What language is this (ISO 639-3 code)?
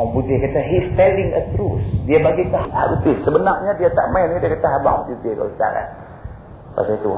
msa